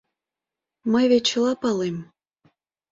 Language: Mari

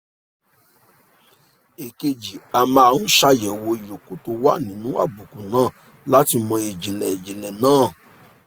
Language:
Yoruba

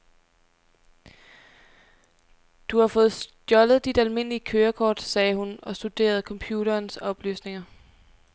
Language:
Danish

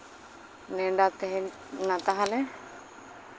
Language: Santali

